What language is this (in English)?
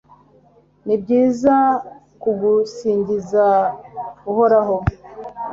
Kinyarwanda